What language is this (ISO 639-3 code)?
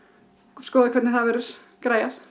isl